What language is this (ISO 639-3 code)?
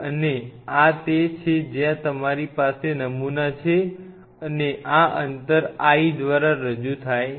guj